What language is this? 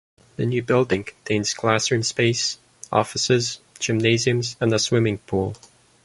English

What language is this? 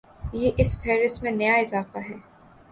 Urdu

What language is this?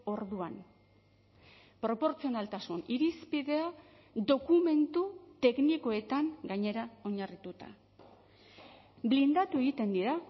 Basque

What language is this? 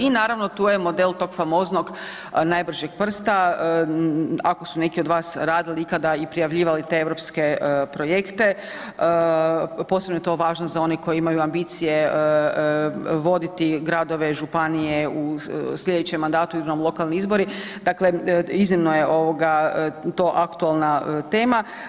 Croatian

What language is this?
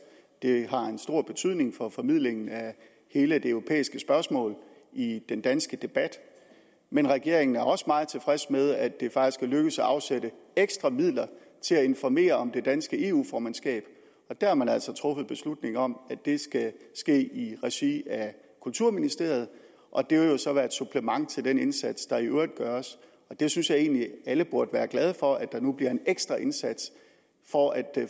Danish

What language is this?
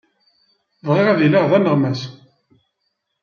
Kabyle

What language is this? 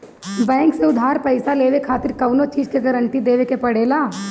Bhojpuri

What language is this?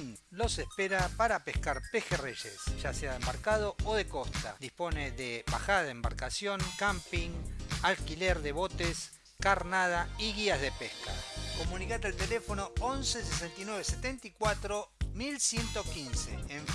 Spanish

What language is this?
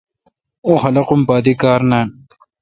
Kalkoti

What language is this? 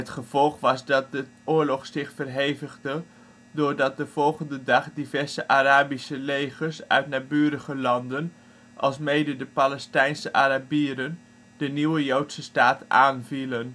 Dutch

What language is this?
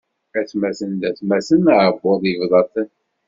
Kabyle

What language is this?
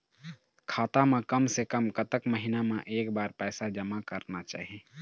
Chhattisgarhi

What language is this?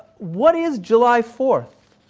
English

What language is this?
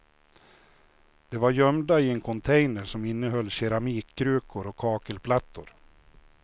Swedish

